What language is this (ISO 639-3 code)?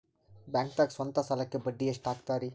kan